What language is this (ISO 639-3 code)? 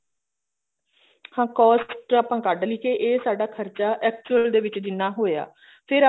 pan